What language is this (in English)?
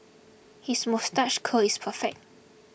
English